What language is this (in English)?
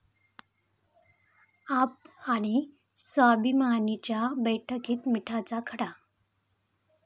Marathi